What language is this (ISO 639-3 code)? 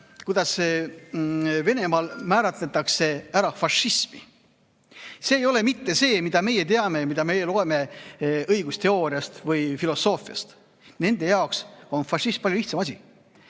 est